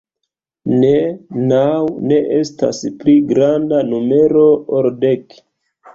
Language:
Esperanto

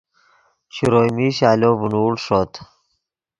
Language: Yidgha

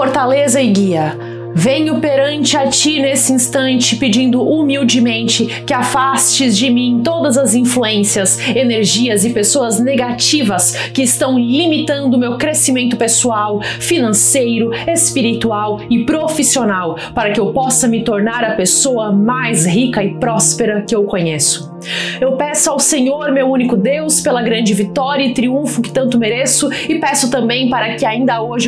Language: Portuguese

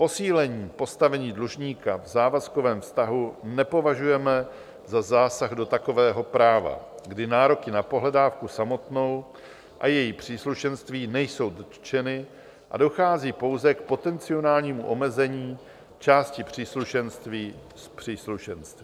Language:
Czech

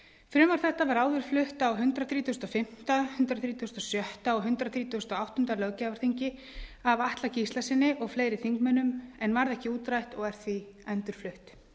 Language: Icelandic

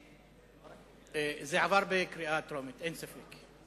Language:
Hebrew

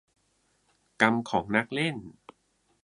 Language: Thai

